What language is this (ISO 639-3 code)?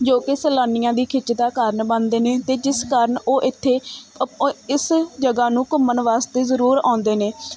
pan